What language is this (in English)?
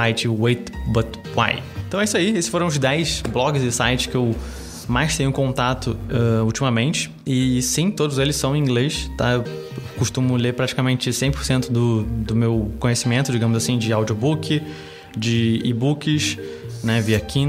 Portuguese